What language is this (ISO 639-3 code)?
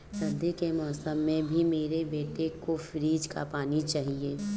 hin